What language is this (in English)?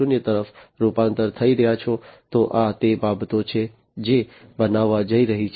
Gujarati